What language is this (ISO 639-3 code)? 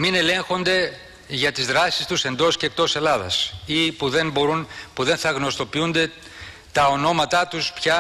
ell